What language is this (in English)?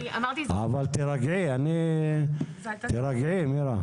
Hebrew